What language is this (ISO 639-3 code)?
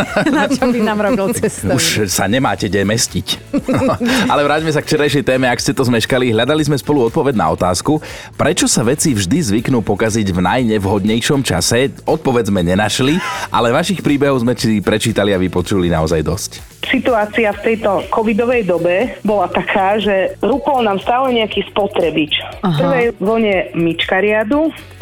slk